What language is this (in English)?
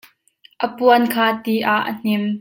Hakha Chin